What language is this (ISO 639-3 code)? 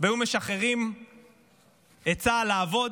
heb